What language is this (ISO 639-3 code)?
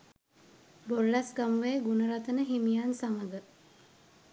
sin